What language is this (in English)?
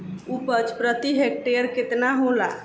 Bhojpuri